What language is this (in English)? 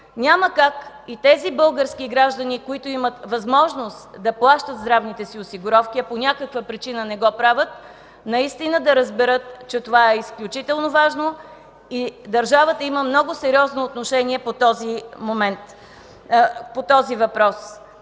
Bulgarian